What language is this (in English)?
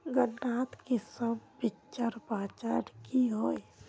Magahi